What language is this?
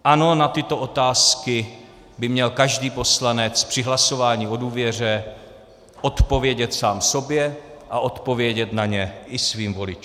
Czech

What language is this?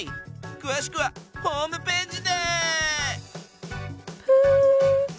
Japanese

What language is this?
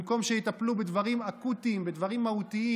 Hebrew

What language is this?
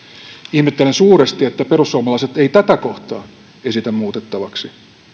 Finnish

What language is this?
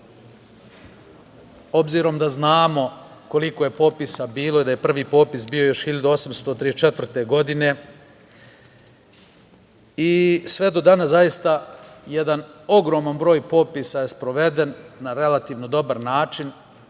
Serbian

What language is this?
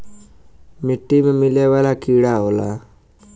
Bhojpuri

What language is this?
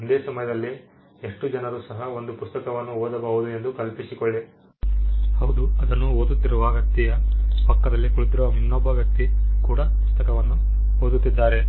Kannada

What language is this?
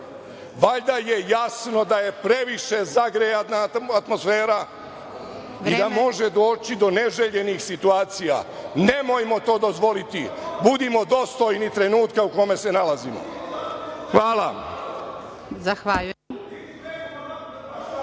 Serbian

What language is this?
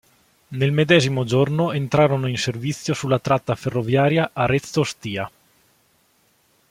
Italian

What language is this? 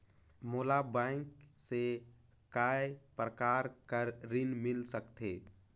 Chhattisgarhi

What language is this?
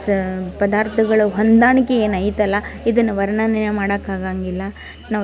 Kannada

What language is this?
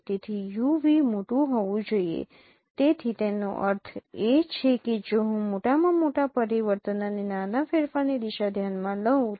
Gujarati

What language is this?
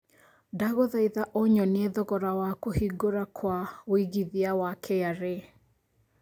Kikuyu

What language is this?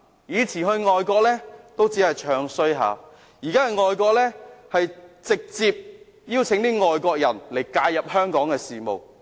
Cantonese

